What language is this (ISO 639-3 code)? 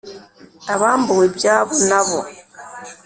kin